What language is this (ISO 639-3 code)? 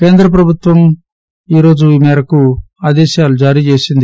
tel